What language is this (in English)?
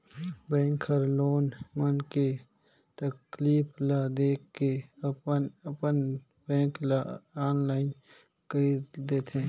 Chhattisgarhi